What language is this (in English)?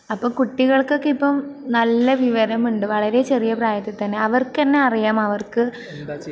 Malayalam